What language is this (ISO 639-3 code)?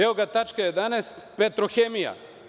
srp